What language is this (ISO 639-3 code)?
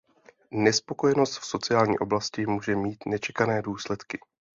ces